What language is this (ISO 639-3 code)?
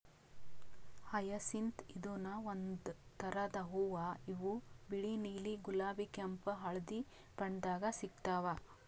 kan